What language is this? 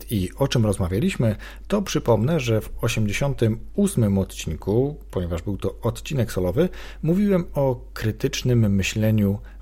Polish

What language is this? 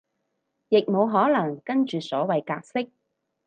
Cantonese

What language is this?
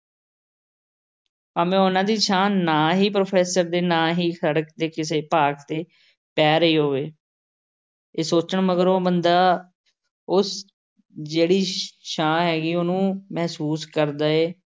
Punjabi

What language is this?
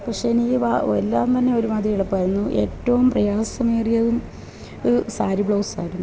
Malayalam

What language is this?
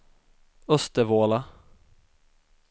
Swedish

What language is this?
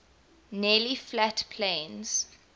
English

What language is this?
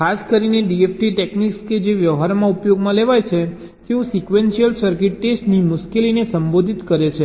Gujarati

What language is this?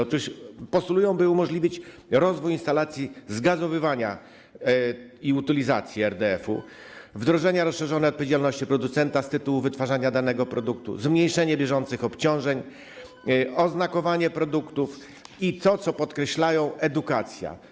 Polish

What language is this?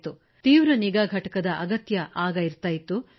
Kannada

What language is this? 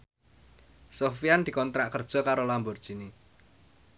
Javanese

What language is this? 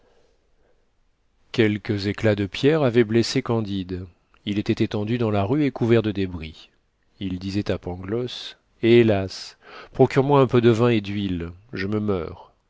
French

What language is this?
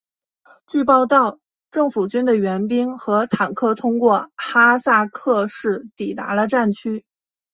Chinese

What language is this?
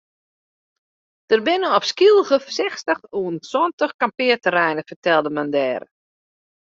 Western Frisian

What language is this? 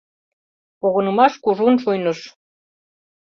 Mari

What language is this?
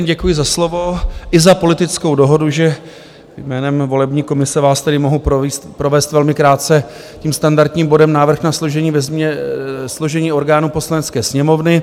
Czech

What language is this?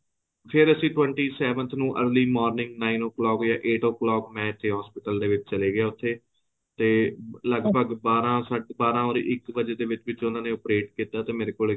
Punjabi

